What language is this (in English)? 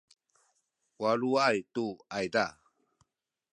Sakizaya